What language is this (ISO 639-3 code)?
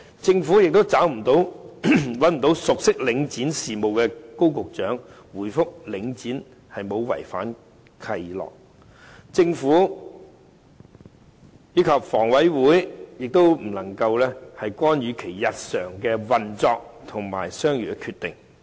yue